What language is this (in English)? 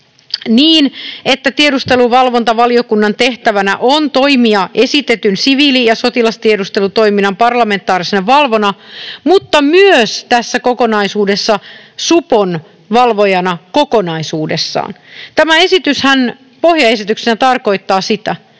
Finnish